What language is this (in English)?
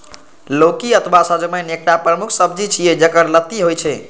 Maithili